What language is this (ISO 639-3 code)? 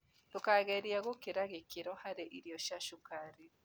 kik